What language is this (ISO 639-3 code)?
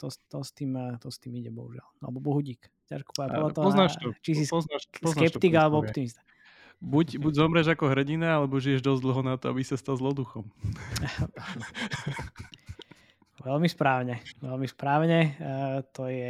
slk